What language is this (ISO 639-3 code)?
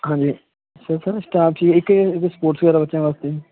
pan